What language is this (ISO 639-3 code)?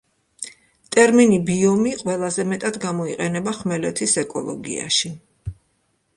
kat